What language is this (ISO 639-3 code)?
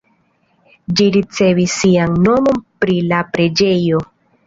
epo